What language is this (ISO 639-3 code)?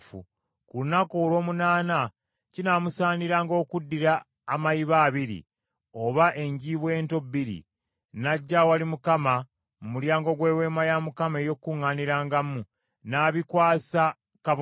lug